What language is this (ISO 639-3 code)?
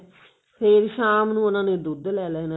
pan